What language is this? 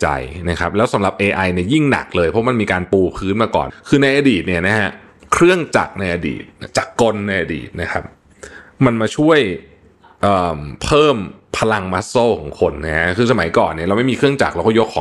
Thai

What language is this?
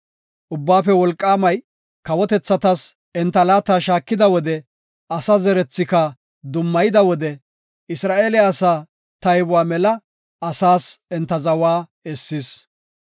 Gofa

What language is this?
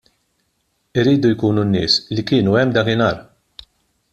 Maltese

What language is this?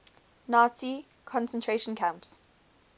English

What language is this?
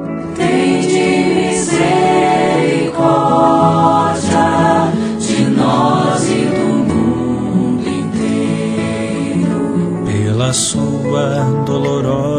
Portuguese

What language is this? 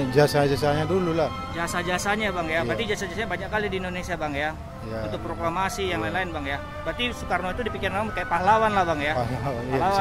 Indonesian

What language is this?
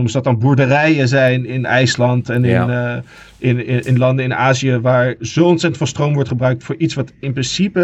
Dutch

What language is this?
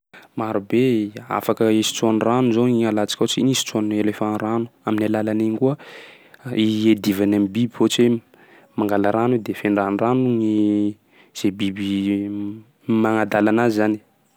Sakalava Malagasy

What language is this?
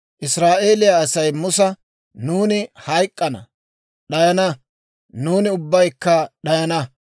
Dawro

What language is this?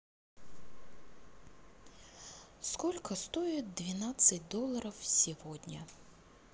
Russian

